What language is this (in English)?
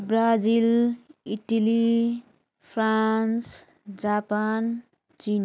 Nepali